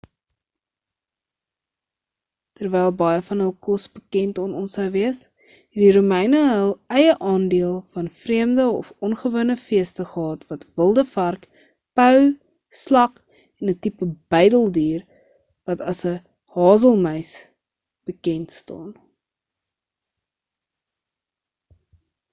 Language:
Afrikaans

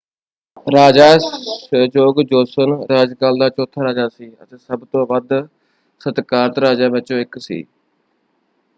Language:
Punjabi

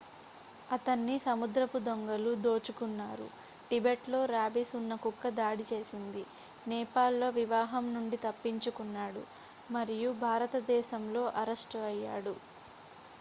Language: Telugu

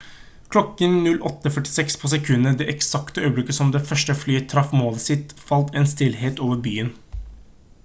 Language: Norwegian Bokmål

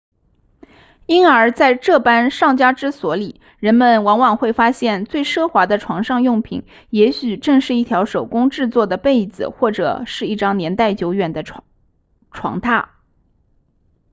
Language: Chinese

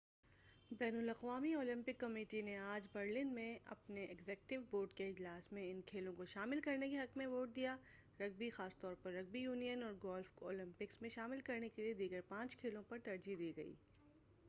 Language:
Urdu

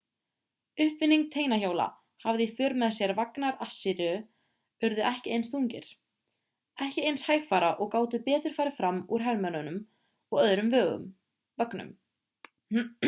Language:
Icelandic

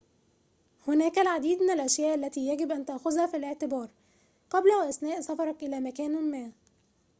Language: Arabic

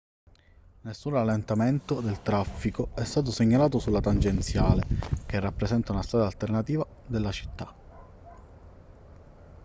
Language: Italian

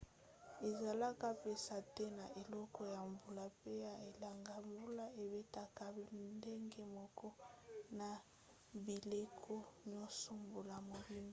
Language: Lingala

